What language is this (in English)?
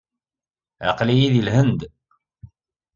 Kabyle